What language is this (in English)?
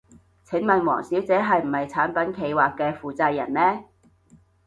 Cantonese